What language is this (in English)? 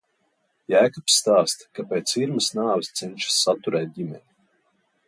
Latvian